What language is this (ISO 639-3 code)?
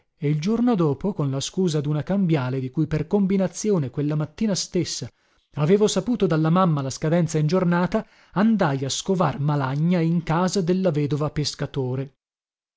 ita